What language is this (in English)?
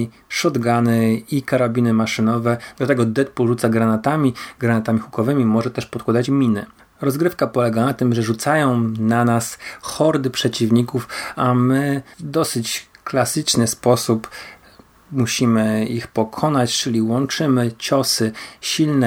Polish